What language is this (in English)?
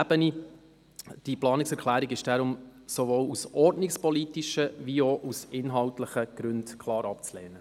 Swiss German